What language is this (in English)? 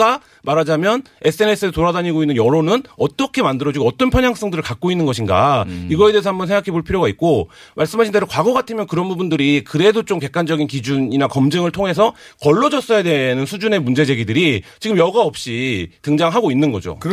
Korean